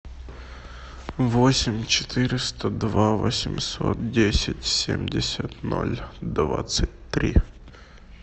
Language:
Russian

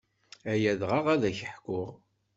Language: Kabyle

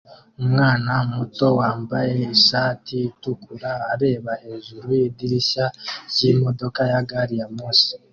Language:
Kinyarwanda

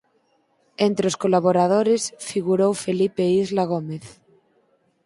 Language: Galician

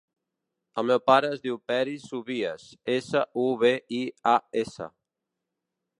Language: Catalan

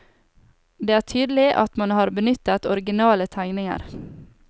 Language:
Norwegian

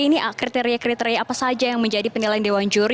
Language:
Indonesian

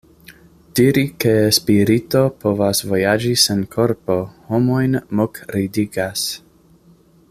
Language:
Esperanto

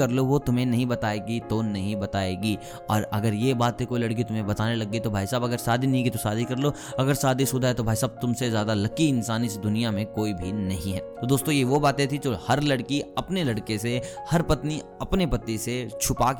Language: Hindi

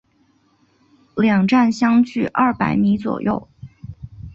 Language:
Chinese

